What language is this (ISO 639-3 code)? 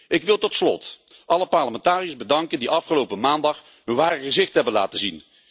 nld